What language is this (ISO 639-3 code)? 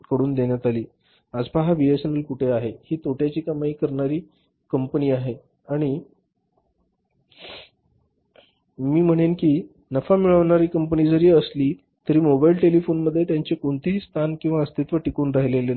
mar